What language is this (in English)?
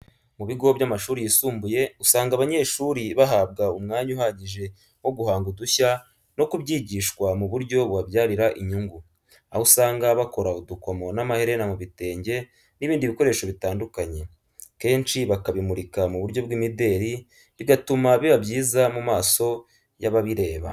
Kinyarwanda